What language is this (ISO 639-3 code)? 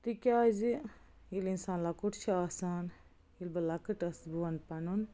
kas